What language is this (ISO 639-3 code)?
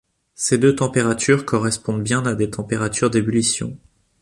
fra